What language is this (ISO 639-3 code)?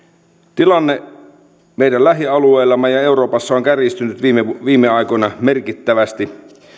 fin